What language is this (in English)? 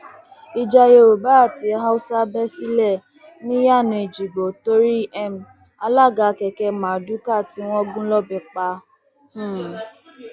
Yoruba